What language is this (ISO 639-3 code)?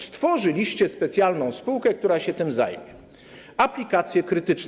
pol